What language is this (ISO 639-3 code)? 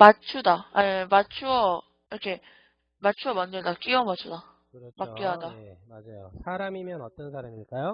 kor